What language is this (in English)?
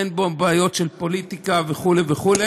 Hebrew